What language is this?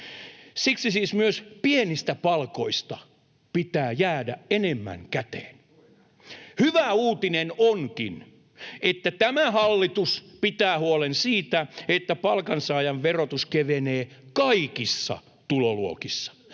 Finnish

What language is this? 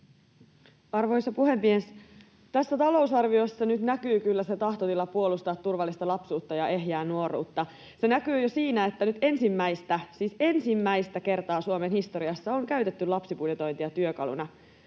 Finnish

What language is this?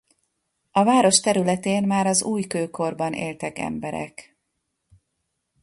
Hungarian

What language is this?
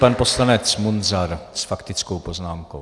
Czech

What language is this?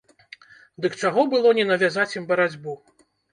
Belarusian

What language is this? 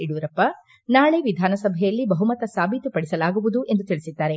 Kannada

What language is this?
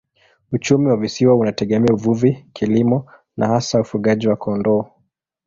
Swahili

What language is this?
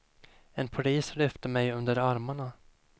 Swedish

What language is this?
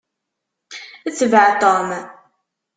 Kabyle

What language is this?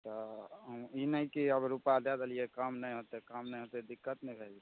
Maithili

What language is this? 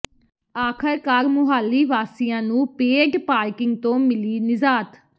Punjabi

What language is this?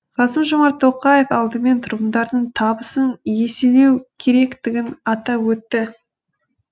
Kazakh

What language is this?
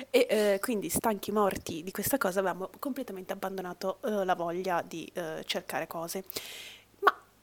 Italian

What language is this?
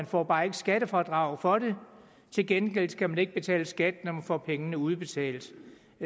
Danish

